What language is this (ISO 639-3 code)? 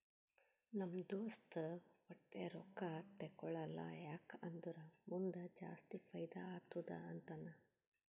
kan